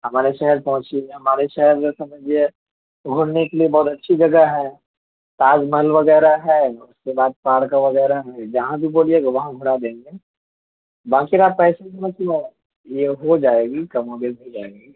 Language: Urdu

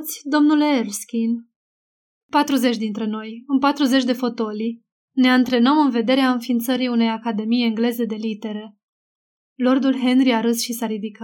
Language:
Romanian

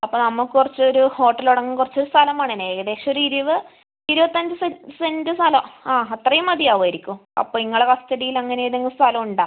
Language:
Malayalam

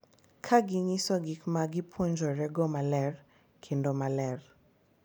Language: Luo (Kenya and Tanzania)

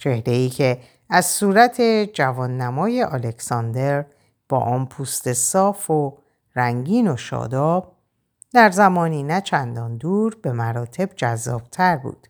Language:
Persian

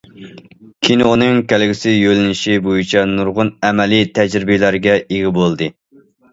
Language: Uyghur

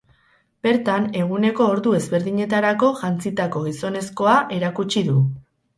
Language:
Basque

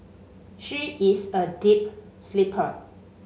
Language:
English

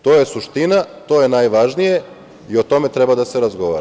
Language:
Serbian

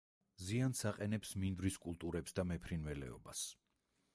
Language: Georgian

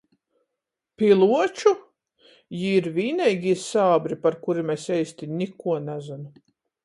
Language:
Latgalian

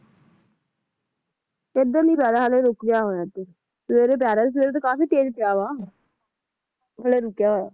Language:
Punjabi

